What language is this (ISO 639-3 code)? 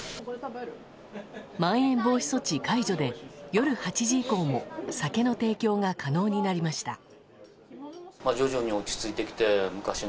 jpn